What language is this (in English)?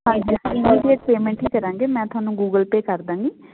Punjabi